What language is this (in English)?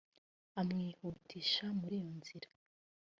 Kinyarwanda